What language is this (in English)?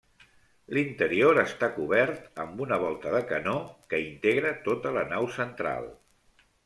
Catalan